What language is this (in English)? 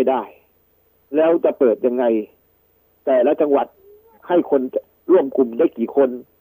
Thai